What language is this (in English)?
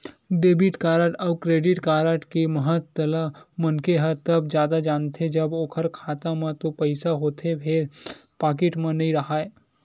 Chhattisgarhi